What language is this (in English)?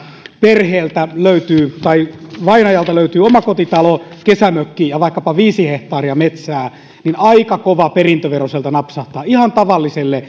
Finnish